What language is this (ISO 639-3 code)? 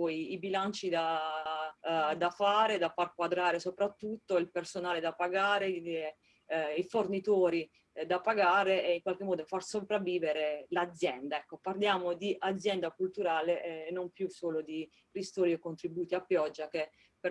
ita